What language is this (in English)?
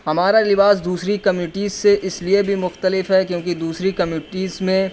Urdu